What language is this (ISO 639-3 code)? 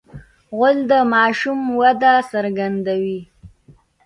pus